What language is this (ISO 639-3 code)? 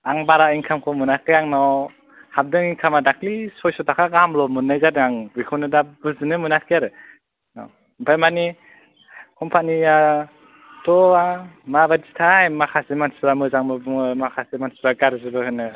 brx